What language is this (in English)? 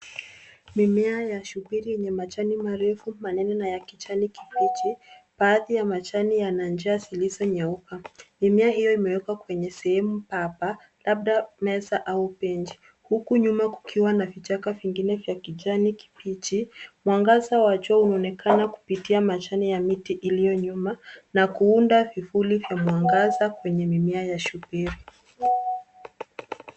Swahili